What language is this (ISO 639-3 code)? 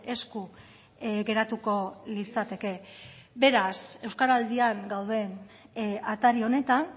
eus